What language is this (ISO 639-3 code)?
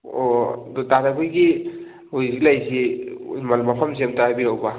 mni